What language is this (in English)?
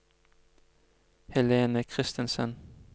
Norwegian